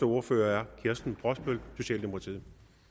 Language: Danish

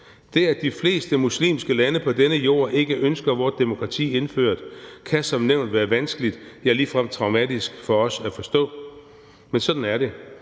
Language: Danish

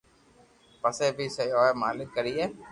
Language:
Loarki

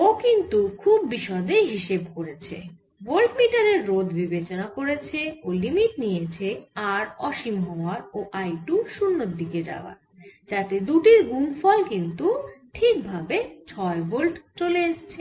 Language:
Bangla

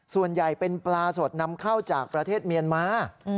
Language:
Thai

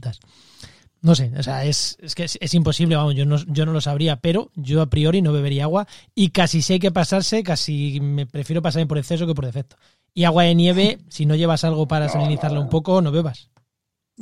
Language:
Spanish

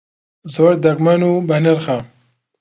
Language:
Central Kurdish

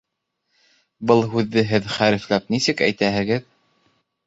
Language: Bashkir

